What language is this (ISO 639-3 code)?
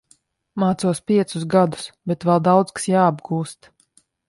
lav